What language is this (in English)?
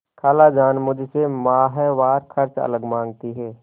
Hindi